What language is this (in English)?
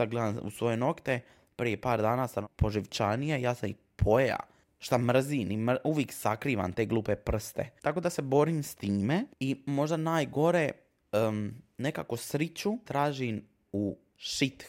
Croatian